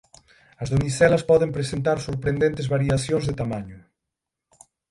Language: Galician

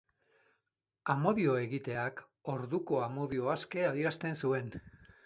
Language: Basque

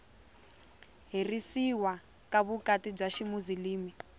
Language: Tsonga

